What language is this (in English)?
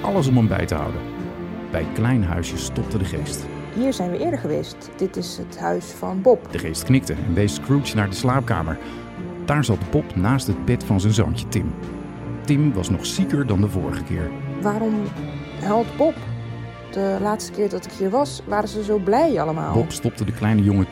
Dutch